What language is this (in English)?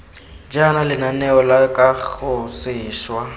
Tswana